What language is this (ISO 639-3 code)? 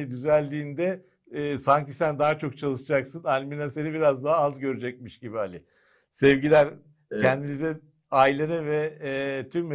tur